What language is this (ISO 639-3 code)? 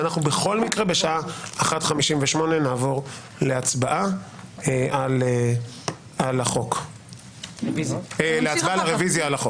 heb